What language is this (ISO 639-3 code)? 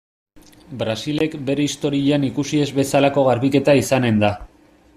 eus